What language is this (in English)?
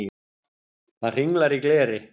Icelandic